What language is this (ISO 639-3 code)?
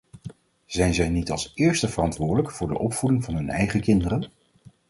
nld